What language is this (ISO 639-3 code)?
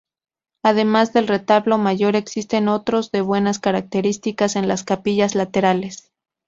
spa